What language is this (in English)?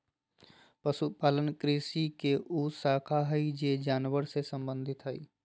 Magahi